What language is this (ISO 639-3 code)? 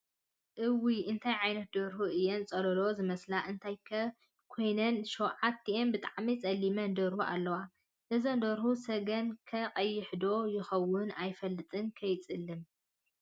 tir